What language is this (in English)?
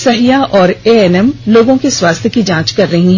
Hindi